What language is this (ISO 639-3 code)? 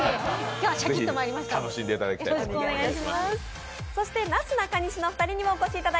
jpn